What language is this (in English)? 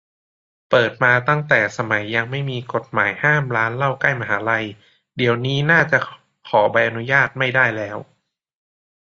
Thai